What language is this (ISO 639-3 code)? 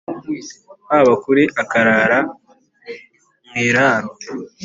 kin